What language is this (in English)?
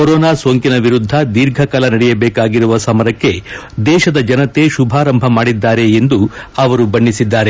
Kannada